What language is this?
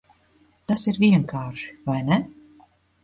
Latvian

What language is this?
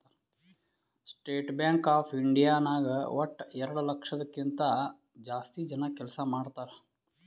Kannada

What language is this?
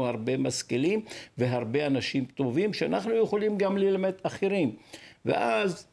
Hebrew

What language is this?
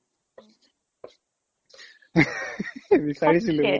Assamese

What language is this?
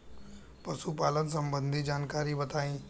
Bhojpuri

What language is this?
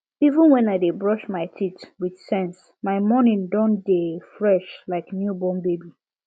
Nigerian Pidgin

